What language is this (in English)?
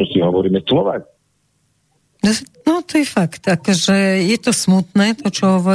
Slovak